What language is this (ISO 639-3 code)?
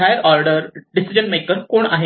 mar